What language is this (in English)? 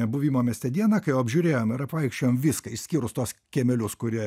Lithuanian